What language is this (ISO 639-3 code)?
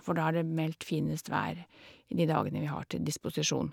nor